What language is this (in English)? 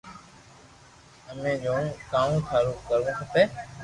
Loarki